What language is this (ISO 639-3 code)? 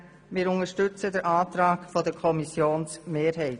gsw